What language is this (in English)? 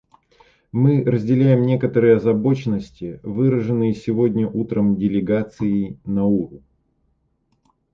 Russian